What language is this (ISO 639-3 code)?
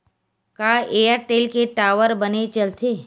hne